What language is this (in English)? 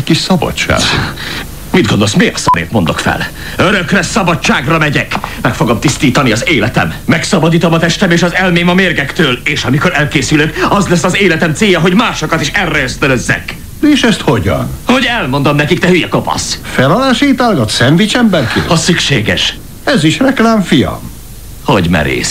Hungarian